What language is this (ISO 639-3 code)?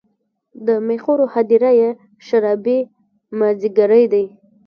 pus